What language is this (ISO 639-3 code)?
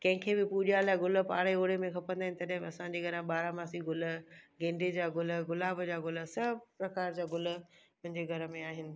snd